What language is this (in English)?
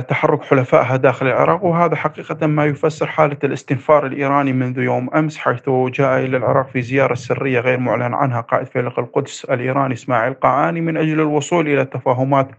Arabic